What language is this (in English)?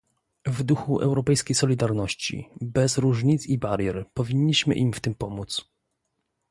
Polish